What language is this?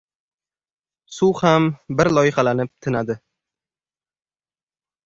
Uzbek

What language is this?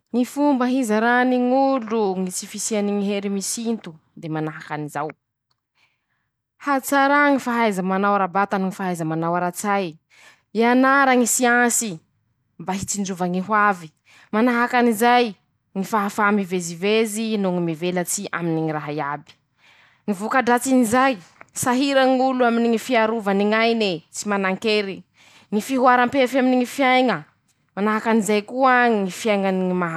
Masikoro Malagasy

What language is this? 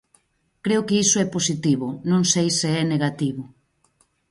Galician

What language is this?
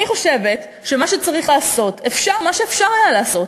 Hebrew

